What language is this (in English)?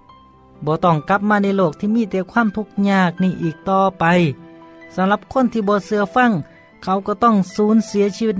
Thai